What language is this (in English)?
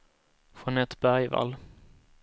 Swedish